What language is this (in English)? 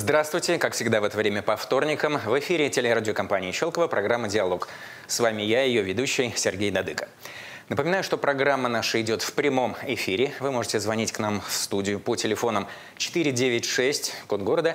Russian